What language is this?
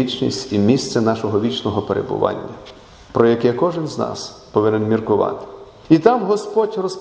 Ukrainian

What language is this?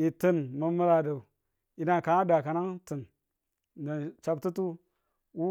Tula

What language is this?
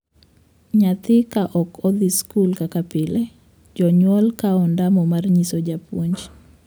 Luo (Kenya and Tanzania)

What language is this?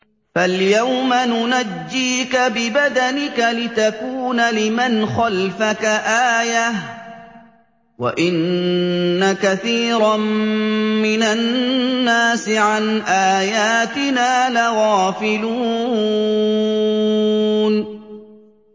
Arabic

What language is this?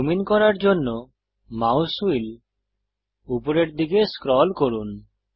Bangla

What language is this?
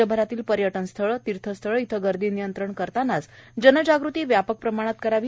Marathi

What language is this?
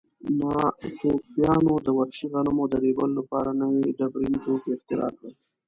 Pashto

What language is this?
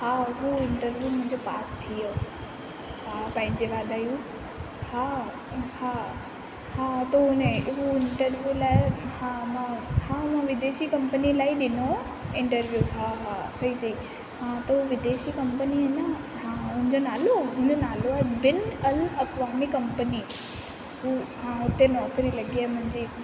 Sindhi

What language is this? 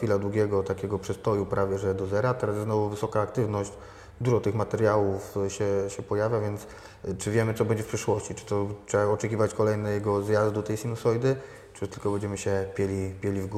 Polish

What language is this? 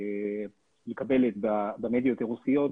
Hebrew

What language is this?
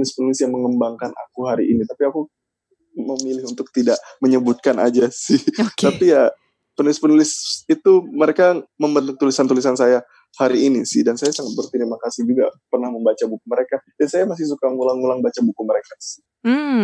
Indonesian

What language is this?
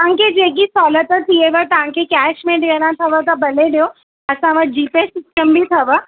Sindhi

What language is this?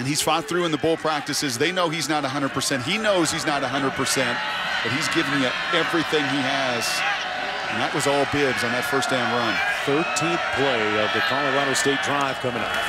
English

